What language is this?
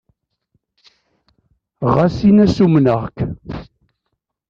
Kabyle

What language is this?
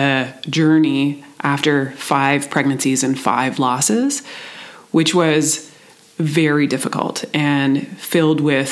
English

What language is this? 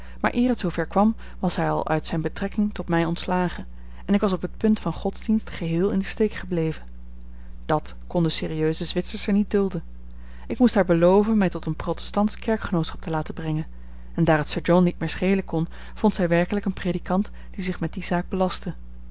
Dutch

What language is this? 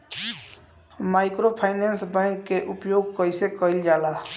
Bhojpuri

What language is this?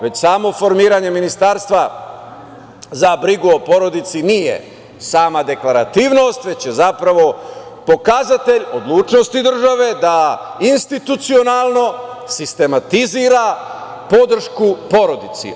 Serbian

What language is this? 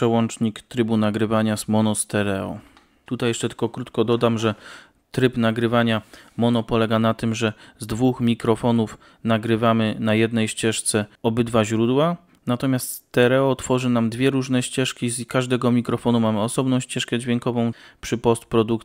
Polish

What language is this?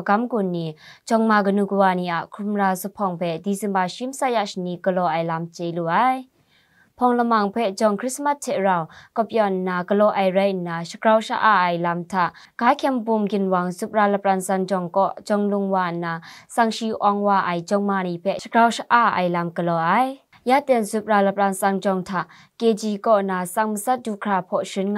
Thai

